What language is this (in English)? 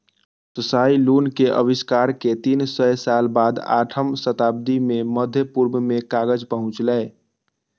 Maithili